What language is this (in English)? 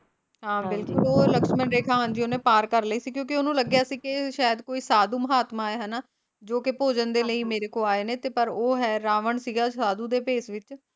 Punjabi